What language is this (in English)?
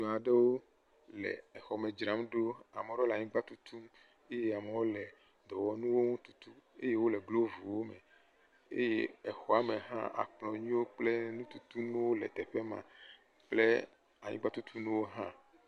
Ewe